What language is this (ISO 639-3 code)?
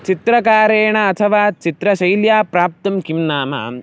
san